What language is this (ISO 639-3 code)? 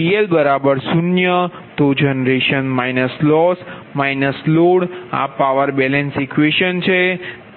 guj